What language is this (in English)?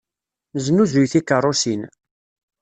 Kabyle